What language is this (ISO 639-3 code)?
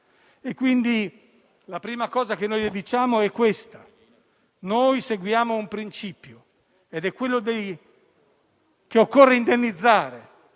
ita